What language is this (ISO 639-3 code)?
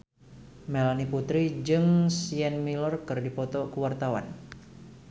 sun